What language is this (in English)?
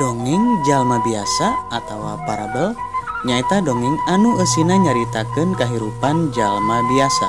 Indonesian